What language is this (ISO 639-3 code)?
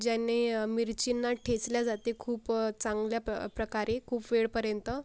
mar